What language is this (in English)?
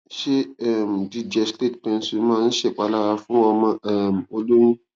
Yoruba